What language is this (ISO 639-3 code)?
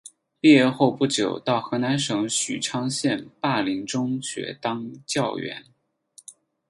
zho